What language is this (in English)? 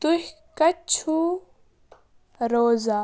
Kashmiri